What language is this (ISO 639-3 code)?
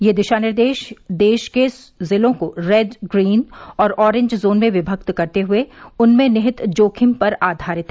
hin